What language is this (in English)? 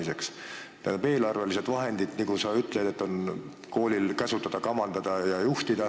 Estonian